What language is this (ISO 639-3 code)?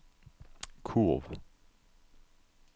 dan